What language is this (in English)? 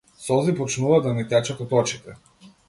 Macedonian